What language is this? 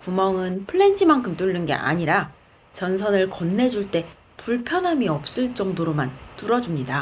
Korean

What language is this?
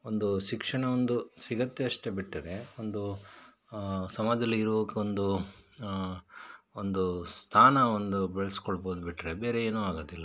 Kannada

